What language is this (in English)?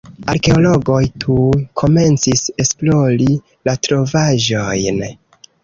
Esperanto